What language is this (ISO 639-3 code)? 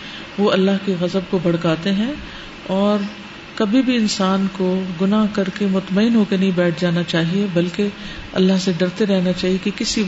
urd